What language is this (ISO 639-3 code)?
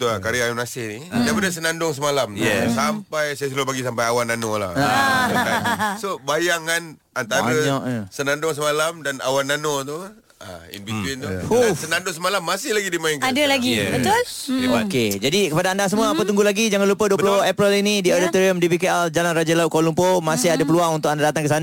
msa